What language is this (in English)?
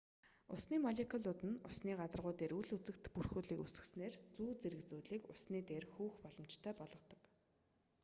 Mongolian